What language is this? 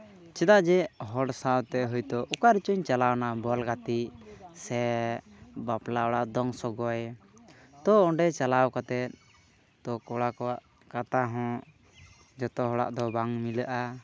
Santali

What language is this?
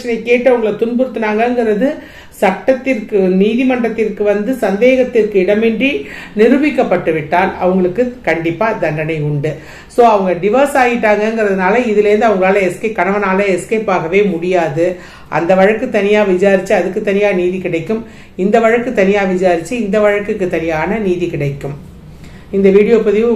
Tamil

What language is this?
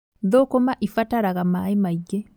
Kikuyu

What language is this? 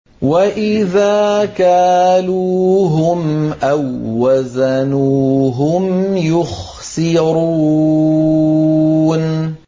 Arabic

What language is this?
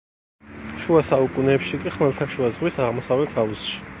Georgian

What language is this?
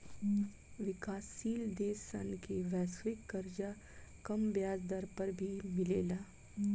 Bhojpuri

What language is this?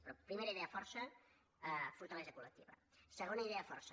Catalan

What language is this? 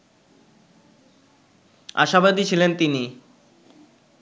Bangla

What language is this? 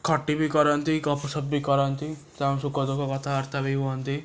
Odia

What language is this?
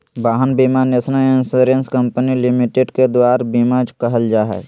Magahi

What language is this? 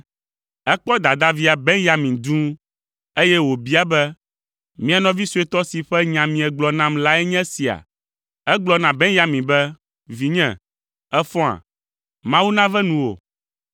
Ewe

